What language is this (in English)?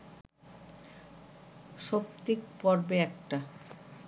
Bangla